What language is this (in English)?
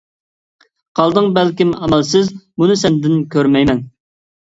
Uyghur